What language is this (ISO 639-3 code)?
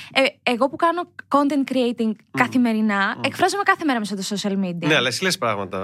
ell